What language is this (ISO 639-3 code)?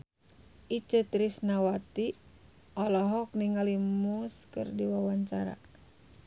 sun